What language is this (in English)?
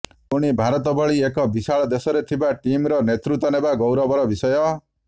Odia